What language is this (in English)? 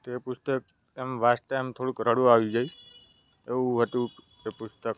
Gujarati